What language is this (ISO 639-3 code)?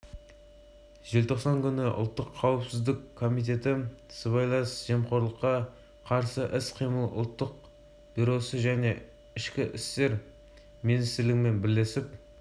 kaz